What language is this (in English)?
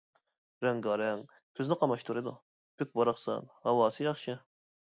Uyghur